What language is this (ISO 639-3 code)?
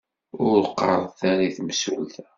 kab